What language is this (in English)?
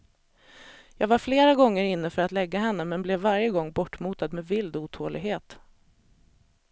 Swedish